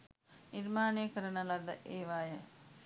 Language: Sinhala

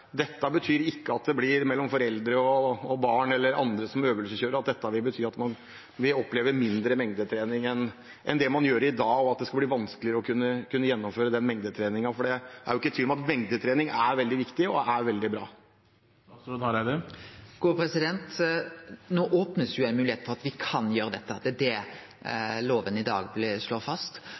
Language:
Norwegian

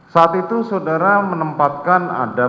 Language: Indonesian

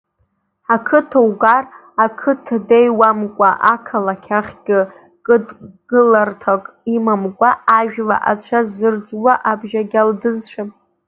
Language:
Abkhazian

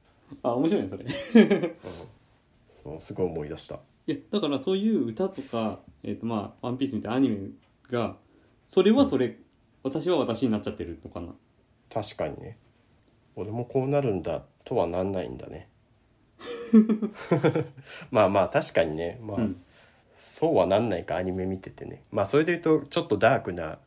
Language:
Japanese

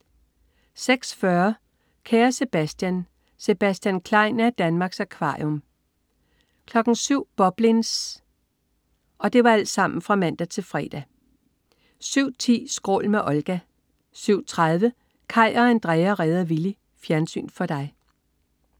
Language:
Danish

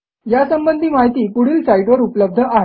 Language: Marathi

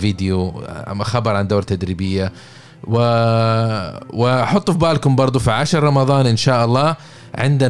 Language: Arabic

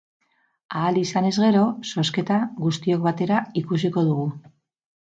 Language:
Basque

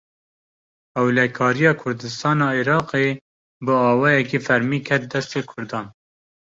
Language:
Kurdish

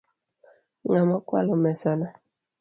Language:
Luo (Kenya and Tanzania)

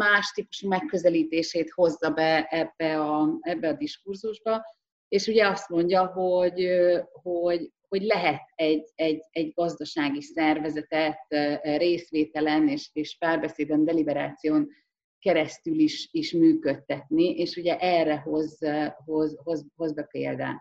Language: Hungarian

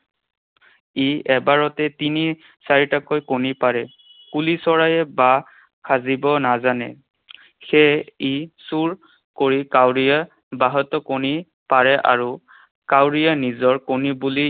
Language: Assamese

